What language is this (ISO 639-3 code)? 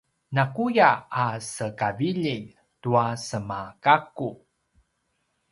pwn